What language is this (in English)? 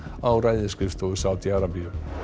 Icelandic